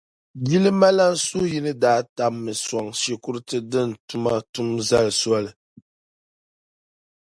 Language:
Dagbani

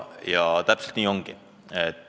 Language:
Estonian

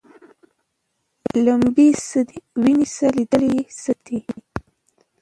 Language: Pashto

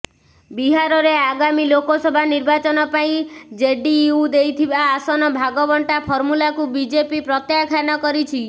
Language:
Odia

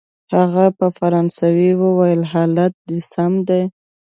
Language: Pashto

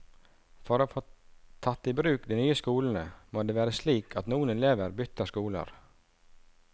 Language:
Norwegian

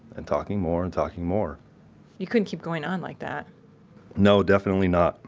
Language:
English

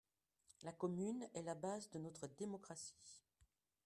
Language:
French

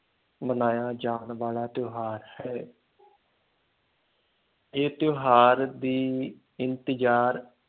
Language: Punjabi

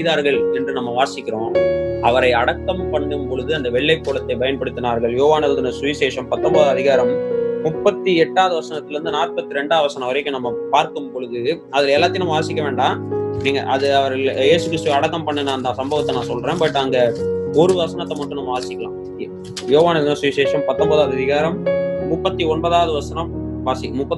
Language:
Tamil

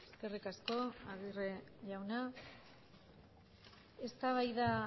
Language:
Basque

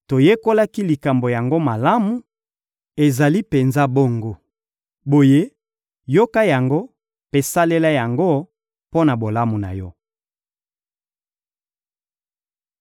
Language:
Lingala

